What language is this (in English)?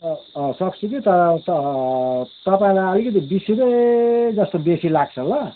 Nepali